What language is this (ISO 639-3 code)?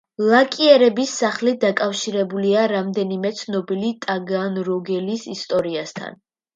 kat